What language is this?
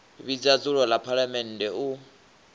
Venda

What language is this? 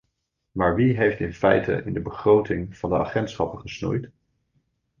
Dutch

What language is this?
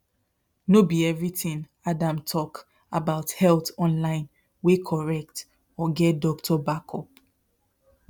Nigerian Pidgin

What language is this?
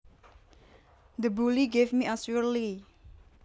Javanese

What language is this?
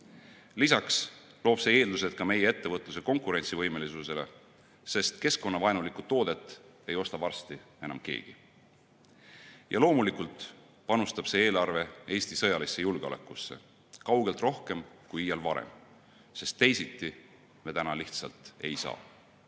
Estonian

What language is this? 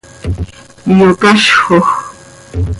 Seri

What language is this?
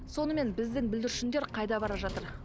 Kazakh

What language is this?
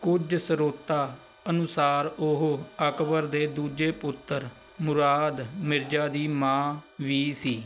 Punjabi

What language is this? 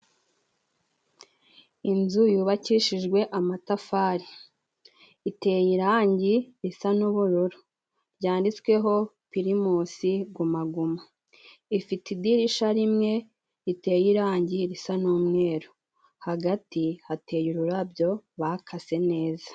Kinyarwanda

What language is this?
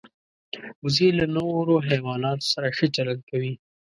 Pashto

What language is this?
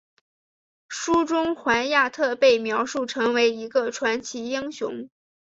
Chinese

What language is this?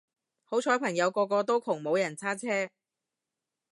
Cantonese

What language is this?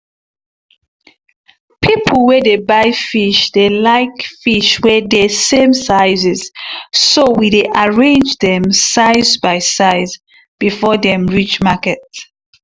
Nigerian Pidgin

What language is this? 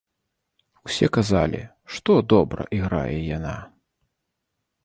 Belarusian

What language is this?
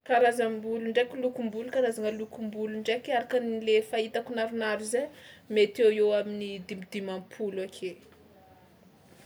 Tsimihety Malagasy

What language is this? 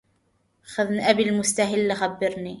Arabic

